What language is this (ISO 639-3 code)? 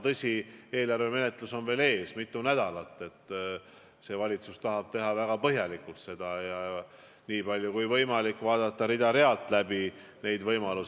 est